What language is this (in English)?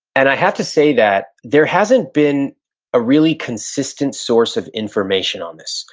English